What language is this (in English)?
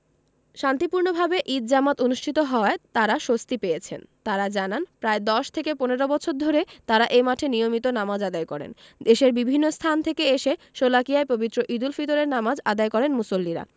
Bangla